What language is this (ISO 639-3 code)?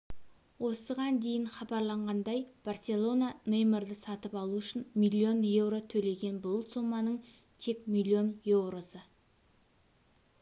kaz